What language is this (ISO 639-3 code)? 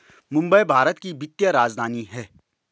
hin